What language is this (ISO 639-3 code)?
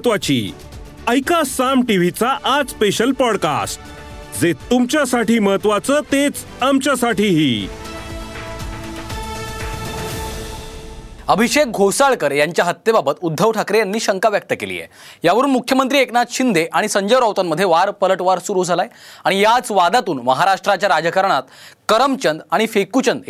mar